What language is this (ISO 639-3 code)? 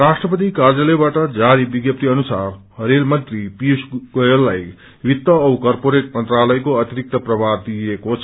nep